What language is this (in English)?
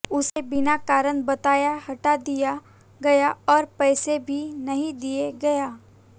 Hindi